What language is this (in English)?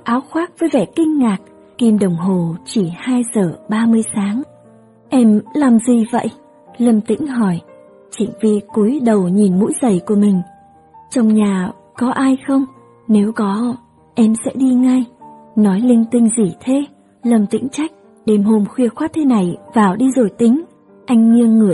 Vietnamese